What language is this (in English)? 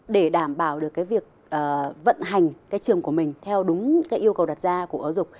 Vietnamese